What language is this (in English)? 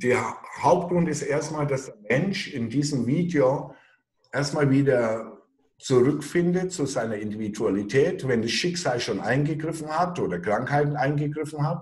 German